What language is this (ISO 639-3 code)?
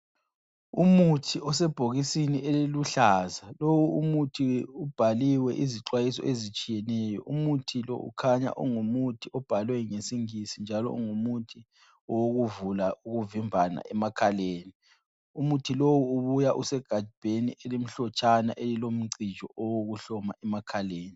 nde